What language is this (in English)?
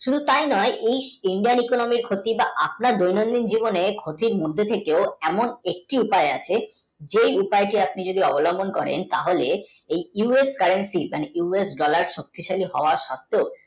Bangla